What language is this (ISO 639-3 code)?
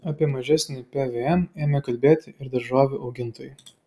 lit